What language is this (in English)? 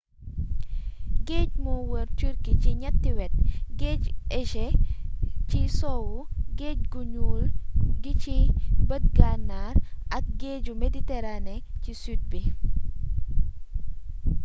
Wolof